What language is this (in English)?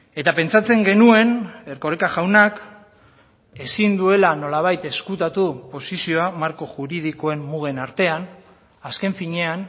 Basque